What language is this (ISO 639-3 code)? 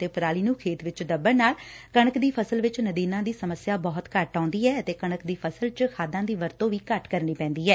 pan